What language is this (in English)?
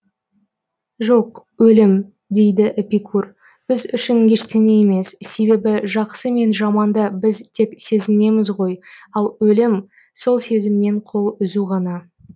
Kazakh